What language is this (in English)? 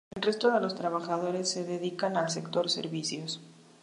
Spanish